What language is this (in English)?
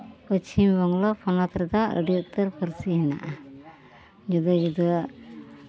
Santali